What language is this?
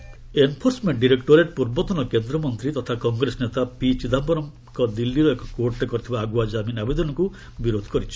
Odia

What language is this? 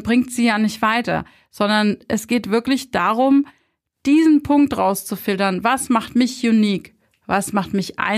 German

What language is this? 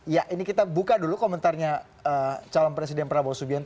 Indonesian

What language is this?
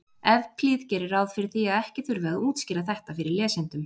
Icelandic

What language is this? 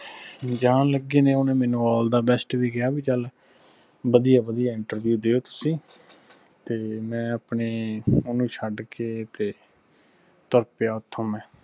Punjabi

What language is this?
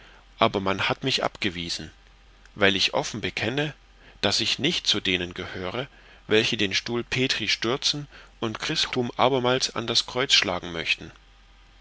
German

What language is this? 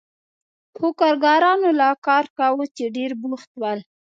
Pashto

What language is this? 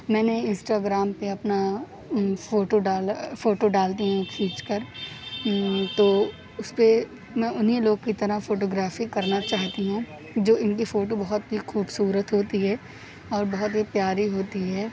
Urdu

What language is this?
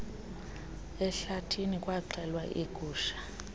Xhosa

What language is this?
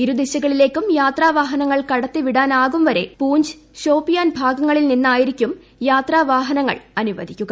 Malayalam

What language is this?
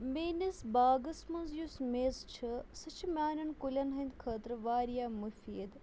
Kashmiri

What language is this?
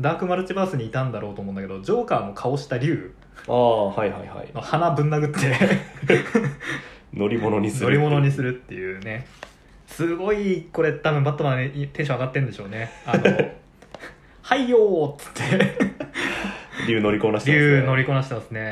Japanese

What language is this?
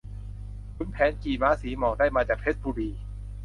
Thai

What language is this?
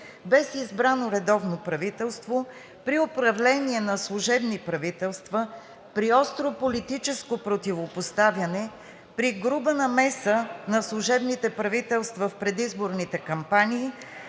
Bulgarian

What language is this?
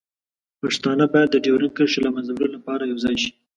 Pashto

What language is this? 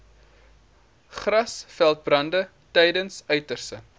Afrikaans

